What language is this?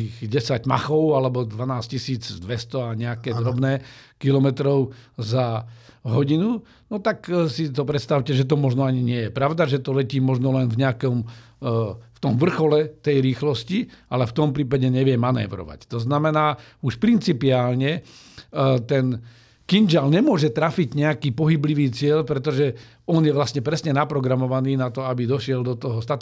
Slovak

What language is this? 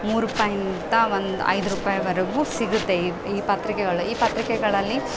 Kannada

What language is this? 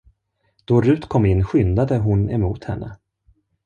Swedish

